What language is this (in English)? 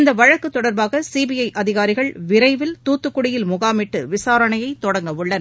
Tamil